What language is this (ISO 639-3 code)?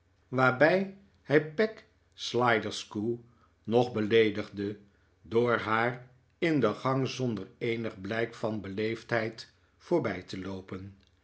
nld